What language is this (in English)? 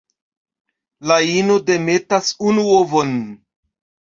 Esperanto